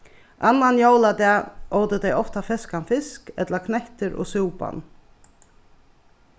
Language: Faroese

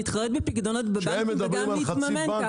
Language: Hebrew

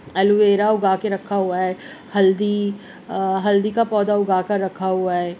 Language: Urdu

